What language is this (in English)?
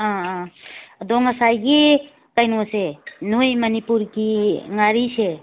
Manipuri